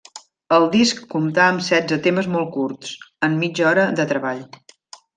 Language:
Catalan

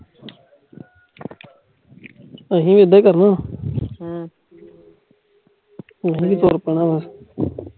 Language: Punjabi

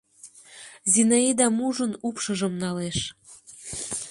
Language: Mari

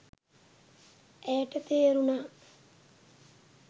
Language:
Sinhala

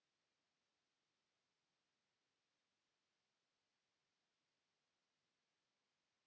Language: Finnish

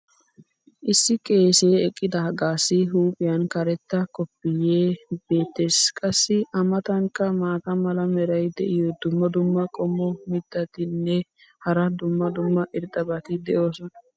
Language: Wolaytta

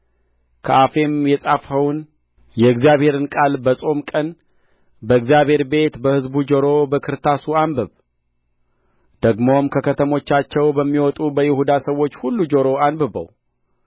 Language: Amharic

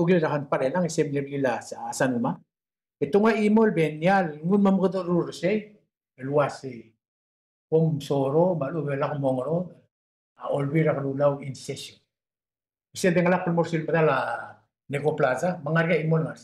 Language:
Arabic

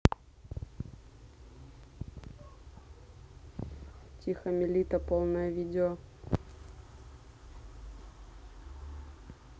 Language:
Russian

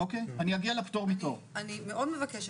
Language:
Hebrew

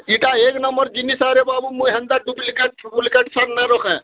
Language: Odia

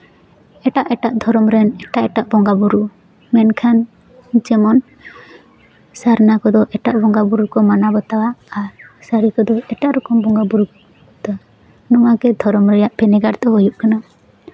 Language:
Santali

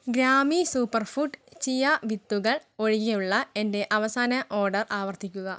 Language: Malayalam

